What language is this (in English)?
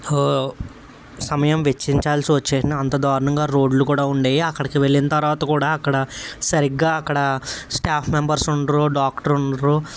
Telugu